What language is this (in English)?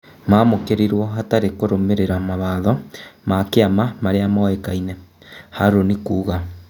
Kikuyu